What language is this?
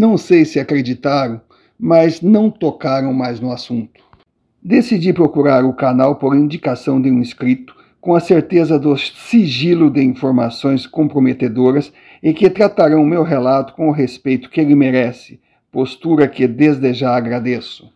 Portuguese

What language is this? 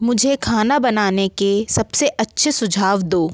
Hindi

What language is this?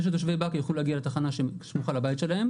Hebrew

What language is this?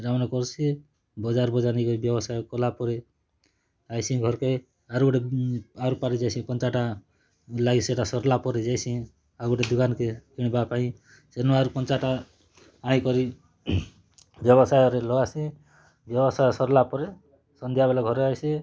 Odia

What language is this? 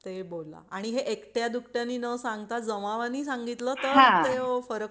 Marathi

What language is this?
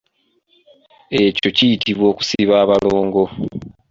Ganda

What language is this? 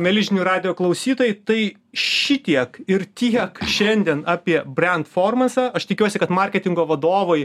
Lithuanian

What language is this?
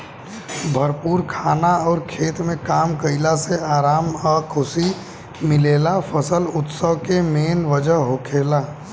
Bhojpuri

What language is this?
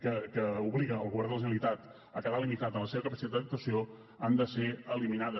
Catalan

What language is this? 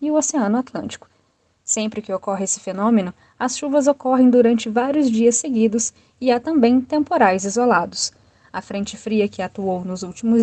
Portuguese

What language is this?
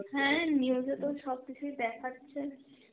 Bangla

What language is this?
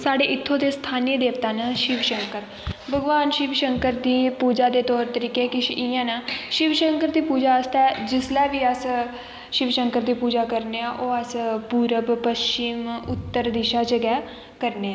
Dogri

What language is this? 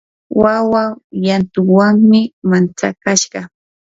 Yanahuanca Pasco Quechua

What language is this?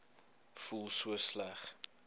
Afrikaans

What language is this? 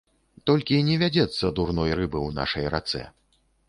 Belarusian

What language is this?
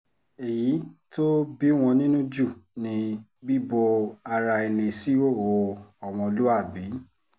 Yoruba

